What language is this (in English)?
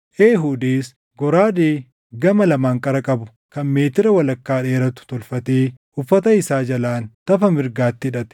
Oromo